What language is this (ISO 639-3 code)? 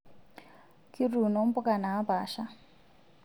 mas